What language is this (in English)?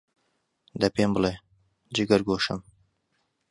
Central Kurdish